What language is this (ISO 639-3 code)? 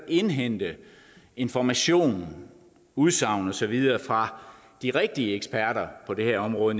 dan